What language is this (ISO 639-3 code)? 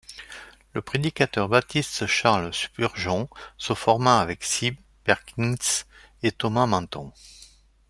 fra